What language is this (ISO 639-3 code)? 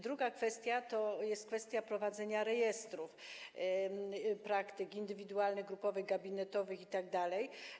pol